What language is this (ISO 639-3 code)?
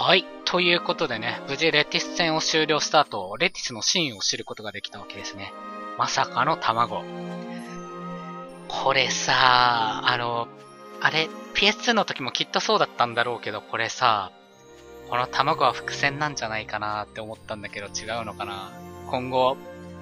jpn